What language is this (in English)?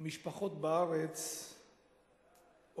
Hebrew